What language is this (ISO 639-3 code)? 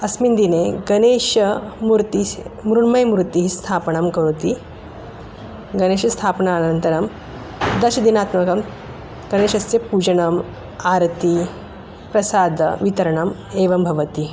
san